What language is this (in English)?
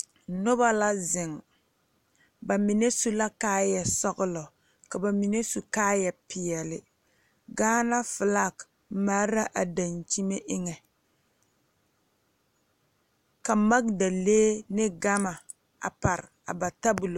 Southern Dagaare